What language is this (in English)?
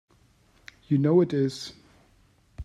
English